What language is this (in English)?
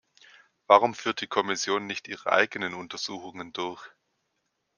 German